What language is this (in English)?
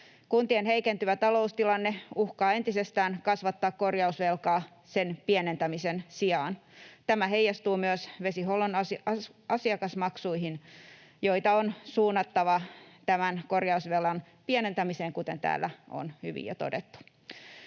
Finnish